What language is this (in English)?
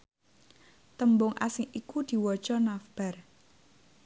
Javanese